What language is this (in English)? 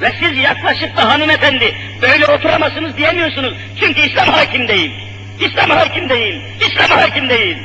Turkish